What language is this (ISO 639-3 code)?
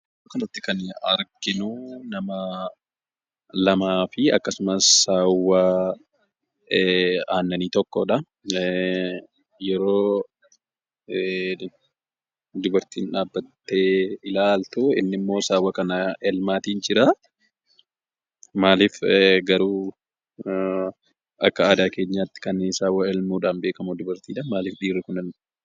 orm